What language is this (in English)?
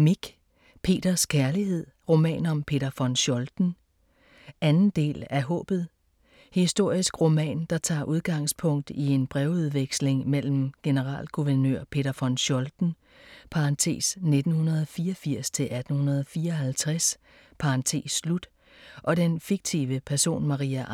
Danish